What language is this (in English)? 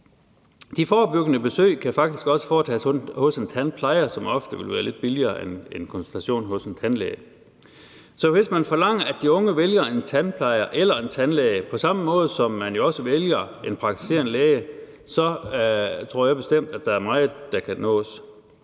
Danish